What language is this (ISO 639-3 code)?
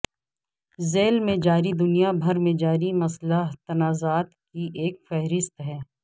urd